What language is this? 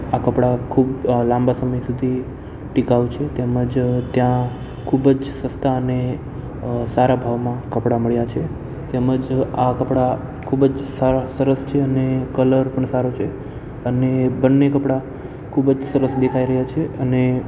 Gujarati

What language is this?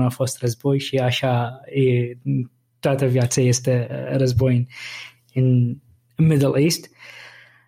Romanian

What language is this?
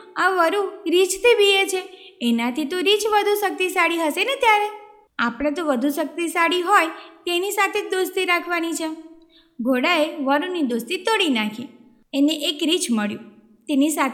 Gujarati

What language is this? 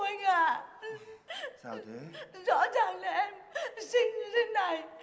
Vietnamese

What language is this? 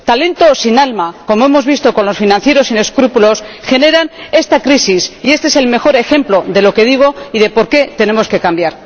Spanish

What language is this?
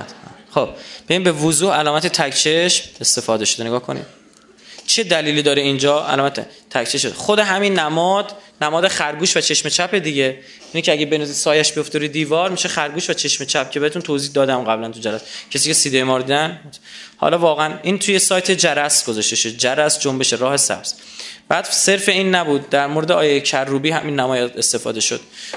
Persian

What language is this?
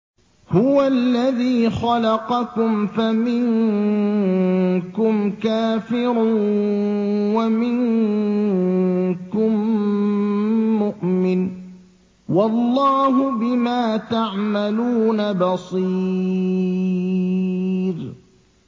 Arabic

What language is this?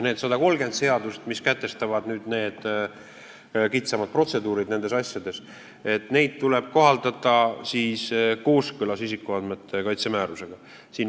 Estonian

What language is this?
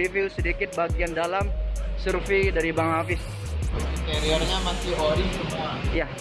Indonesian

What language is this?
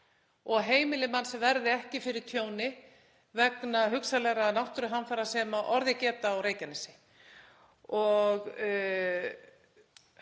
Icelandic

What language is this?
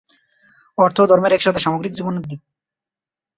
Bangla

